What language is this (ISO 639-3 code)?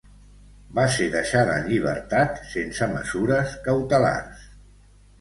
cat